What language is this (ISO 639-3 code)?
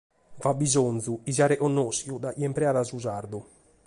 srd